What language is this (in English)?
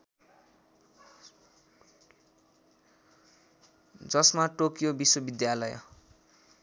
Nepali